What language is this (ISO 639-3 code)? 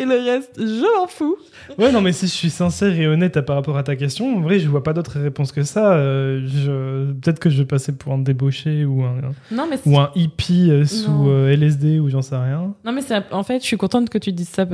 fra